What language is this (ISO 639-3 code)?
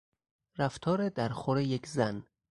fas